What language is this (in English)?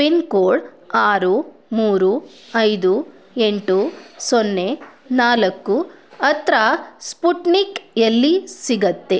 Kannada